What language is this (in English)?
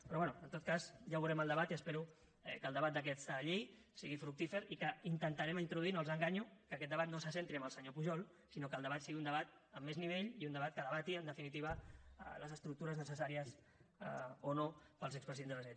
Catalan